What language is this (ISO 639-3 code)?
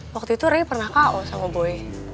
ind